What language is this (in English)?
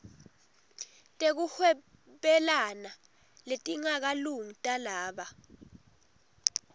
Swati